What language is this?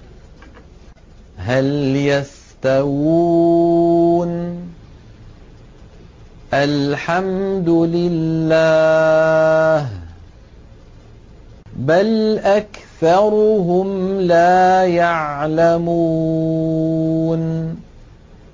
Arabic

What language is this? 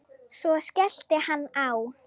Icelandic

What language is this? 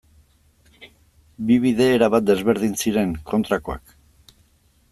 Basque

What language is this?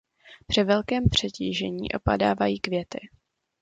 Czech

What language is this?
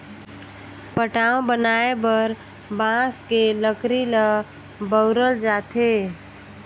Chhattisgarhi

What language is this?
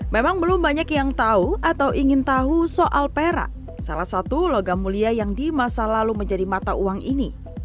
Indonesian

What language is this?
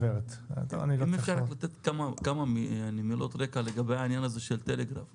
Hebrew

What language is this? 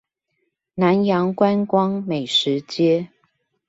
Chinese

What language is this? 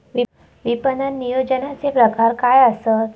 Marathi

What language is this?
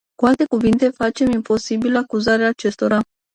Romanian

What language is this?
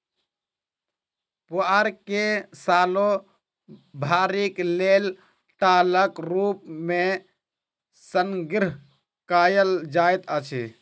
Maithili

